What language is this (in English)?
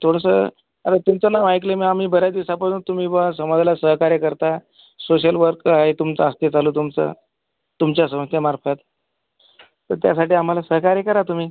Marathi